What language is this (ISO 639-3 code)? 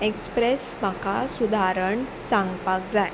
kok